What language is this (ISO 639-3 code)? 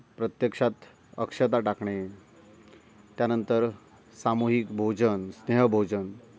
mar